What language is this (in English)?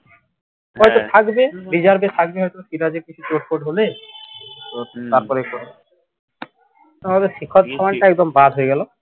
Bangla